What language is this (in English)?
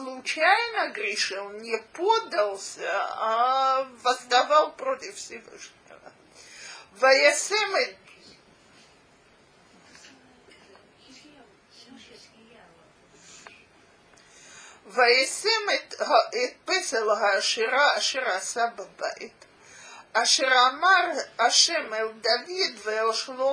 Russian